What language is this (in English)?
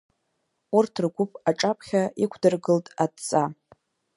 Abkhazian